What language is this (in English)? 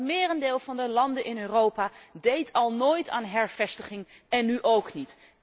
Dutch